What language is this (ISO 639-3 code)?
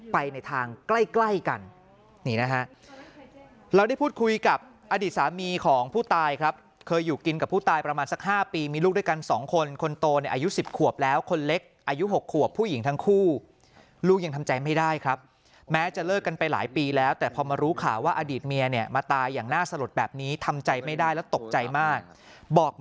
tha